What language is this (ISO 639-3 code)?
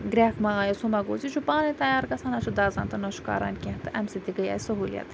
kas